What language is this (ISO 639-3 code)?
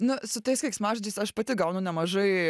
lit